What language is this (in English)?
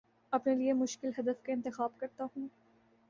Urdu